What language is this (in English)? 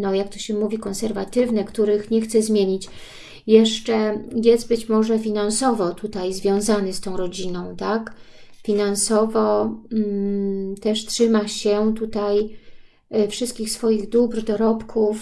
Polish